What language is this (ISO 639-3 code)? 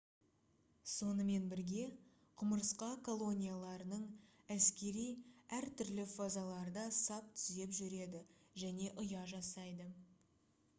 kaz